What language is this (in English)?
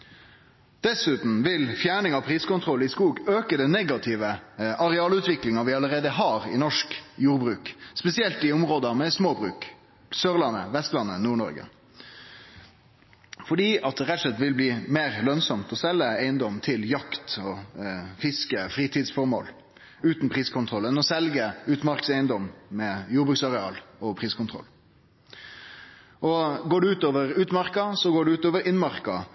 Norwegian Nynorsk